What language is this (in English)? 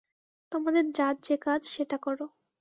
Bangla